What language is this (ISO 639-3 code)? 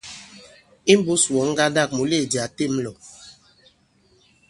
abb